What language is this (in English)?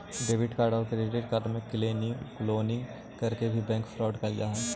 Magahi